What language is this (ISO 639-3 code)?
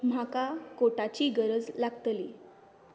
kok